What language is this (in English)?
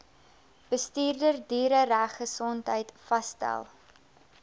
Afrikaans